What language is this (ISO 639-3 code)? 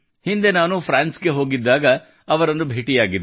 kan